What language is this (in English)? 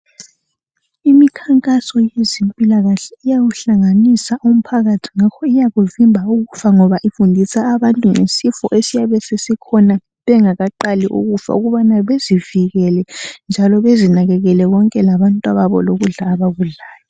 North Ndebele